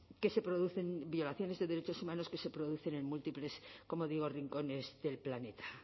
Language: Spanish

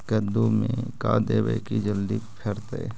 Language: Magahi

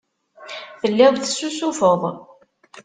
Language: Kabyle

